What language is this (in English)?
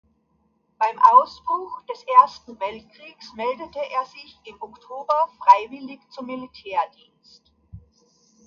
German